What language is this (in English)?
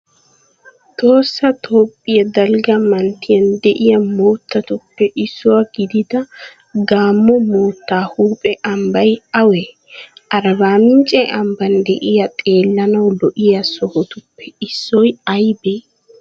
Wolaytta